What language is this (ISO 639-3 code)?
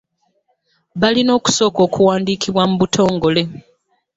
lug